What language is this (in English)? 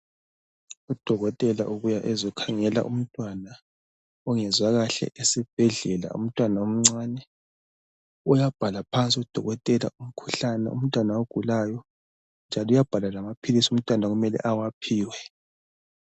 North Ndebele